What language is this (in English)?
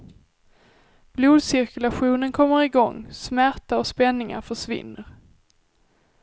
Swedish